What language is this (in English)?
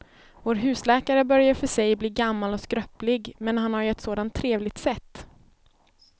Swedish